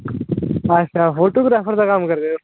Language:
Dogri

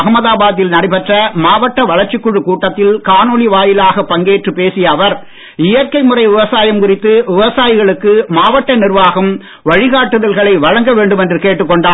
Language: Tamil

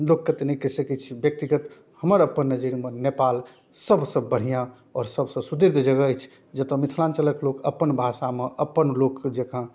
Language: Maithili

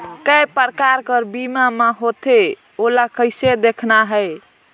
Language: Chhattisgarhi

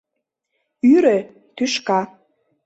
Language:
Mari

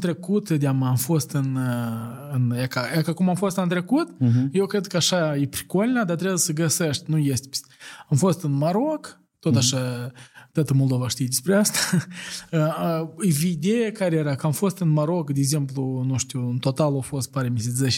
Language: Romanian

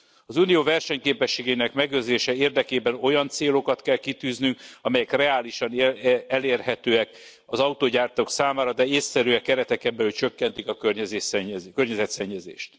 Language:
Hungarian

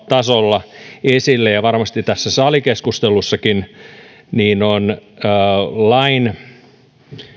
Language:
Finnish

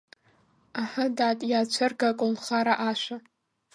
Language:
Abkhazian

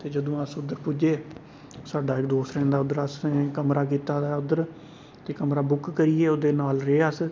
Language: Dogri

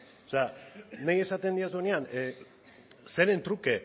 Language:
Basque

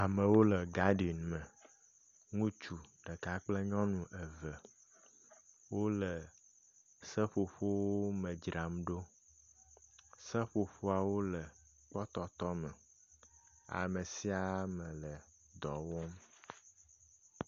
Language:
Ewe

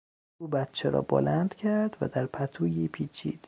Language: Persian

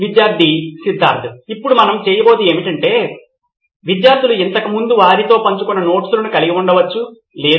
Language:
Telugu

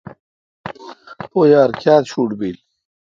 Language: Kalkoti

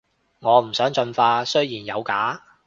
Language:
Cantonese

